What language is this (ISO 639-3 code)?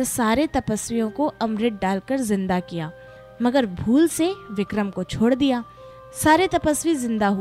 hin